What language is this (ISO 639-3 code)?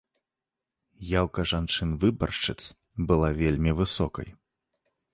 bel